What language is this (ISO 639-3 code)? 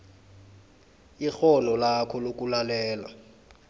nbl